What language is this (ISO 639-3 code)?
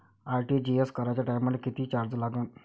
mar